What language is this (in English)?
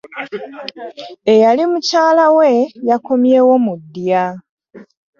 Ganda